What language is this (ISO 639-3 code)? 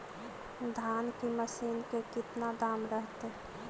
mag